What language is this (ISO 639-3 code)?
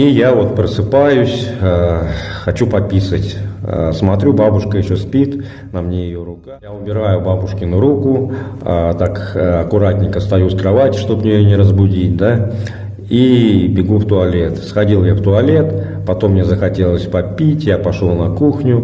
rus